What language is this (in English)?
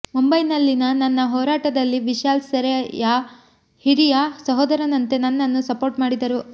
Kannada